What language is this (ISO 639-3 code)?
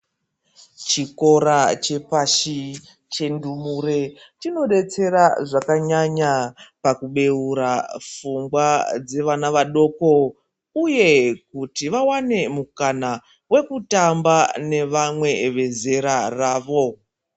ndc